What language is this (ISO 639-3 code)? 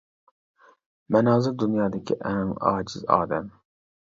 uig